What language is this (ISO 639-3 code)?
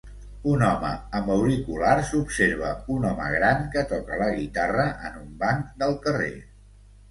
cat